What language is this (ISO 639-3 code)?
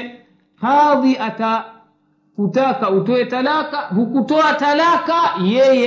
swa